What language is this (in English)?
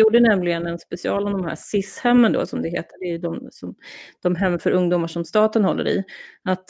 Swedish